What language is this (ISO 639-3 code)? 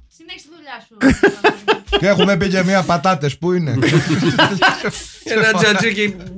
ell